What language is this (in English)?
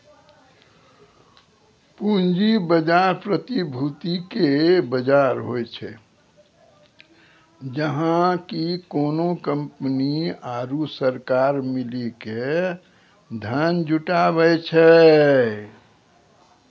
Maithili